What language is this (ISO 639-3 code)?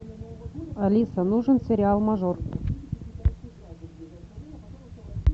rus